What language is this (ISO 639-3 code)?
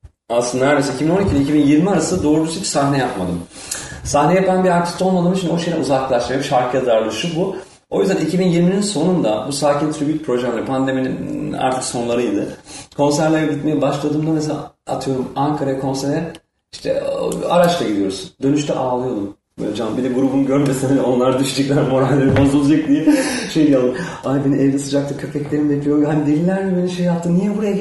tur